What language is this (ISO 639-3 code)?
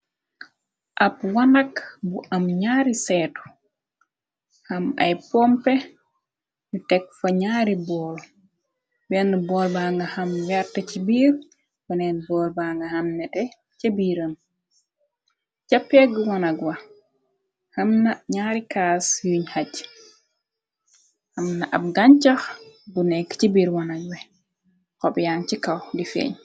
wol